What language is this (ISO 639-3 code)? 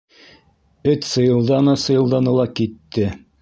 bak